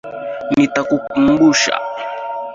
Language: Swahili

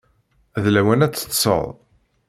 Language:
Kabyle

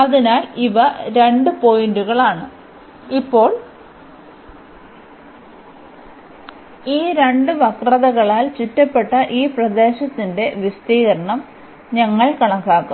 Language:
Malayalam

